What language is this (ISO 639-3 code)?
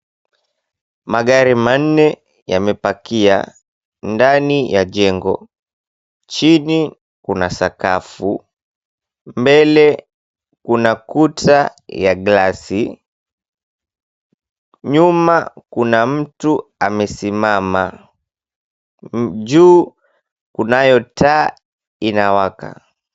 swa